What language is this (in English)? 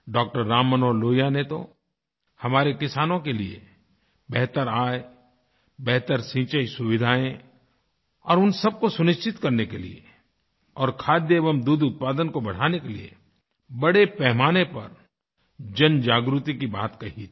Hindi